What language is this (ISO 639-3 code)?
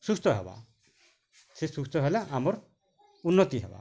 ori